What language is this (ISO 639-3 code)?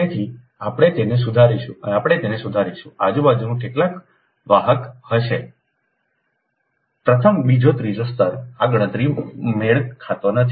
guj